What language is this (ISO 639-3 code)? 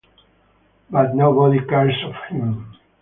eng